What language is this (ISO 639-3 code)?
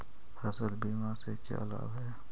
mag